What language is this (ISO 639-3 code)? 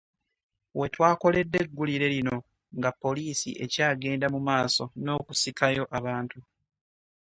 lug